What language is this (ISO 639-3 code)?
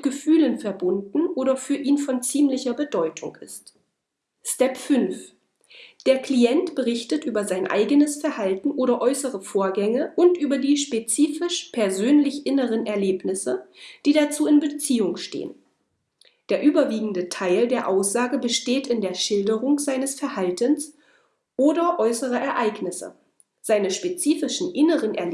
deu